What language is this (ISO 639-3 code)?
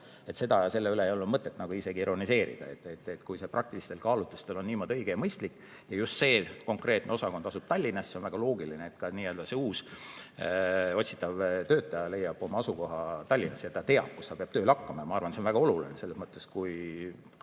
est